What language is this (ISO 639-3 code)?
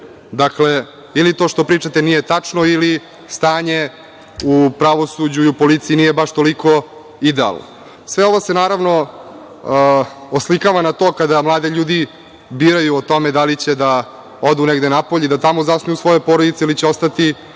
srp